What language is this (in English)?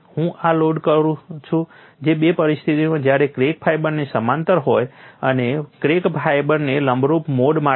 Gujarati